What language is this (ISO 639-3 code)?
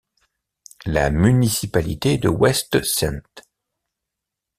fra